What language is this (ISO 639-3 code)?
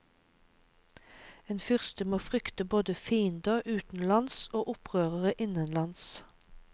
nor